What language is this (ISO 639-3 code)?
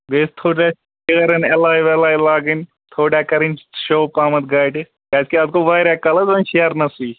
kas